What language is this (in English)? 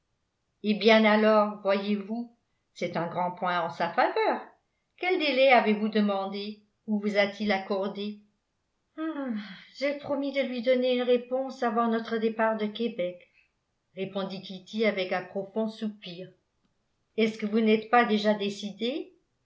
French